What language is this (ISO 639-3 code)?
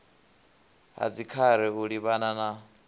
ven